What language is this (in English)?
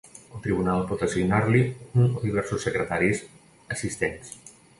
Catalan